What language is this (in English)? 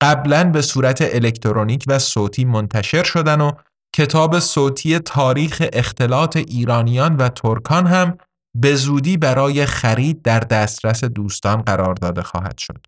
Persian